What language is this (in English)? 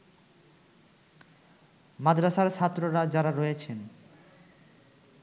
Bangla